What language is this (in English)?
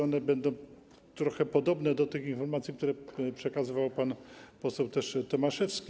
Polish